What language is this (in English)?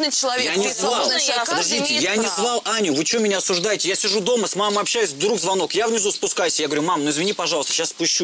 Russian